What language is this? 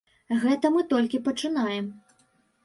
Belarusian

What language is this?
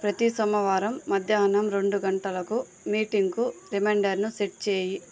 Telugu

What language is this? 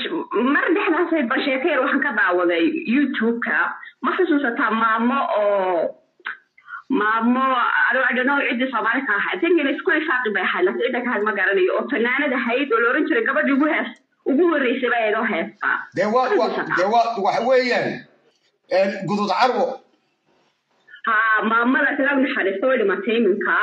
Arabic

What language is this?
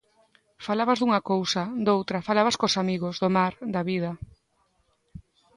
Galician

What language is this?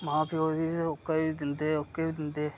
Dogri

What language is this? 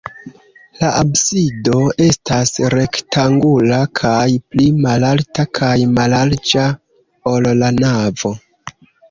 Esperanto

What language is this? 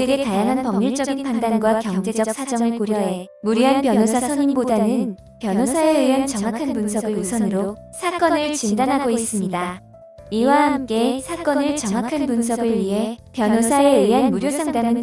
Korean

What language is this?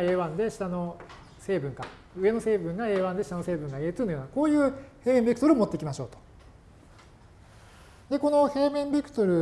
Japanese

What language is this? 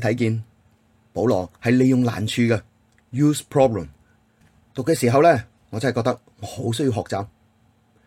Chinese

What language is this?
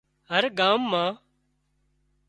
Wadiyara Koli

